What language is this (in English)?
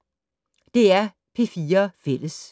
Danish